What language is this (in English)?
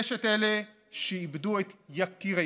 Hebrew